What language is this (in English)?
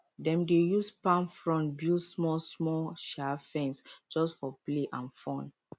Nigerian Pidgin